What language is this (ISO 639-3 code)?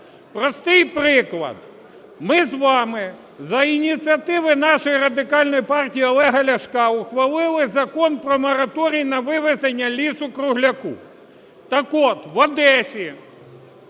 ukr